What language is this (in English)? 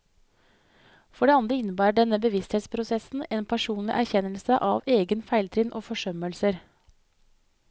Norwegian